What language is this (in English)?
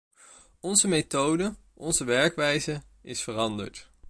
Dutch